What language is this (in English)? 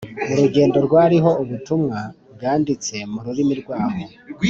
Kinyarwanda